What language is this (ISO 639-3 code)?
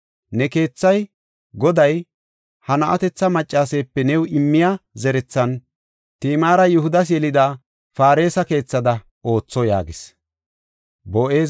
gof